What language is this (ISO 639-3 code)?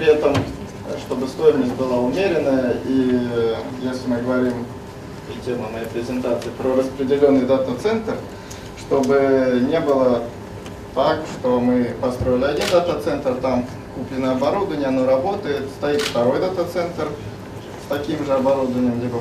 rus